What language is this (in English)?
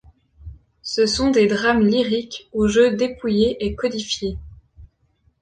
French